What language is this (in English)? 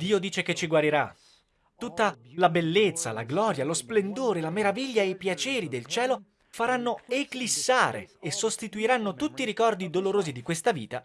Italian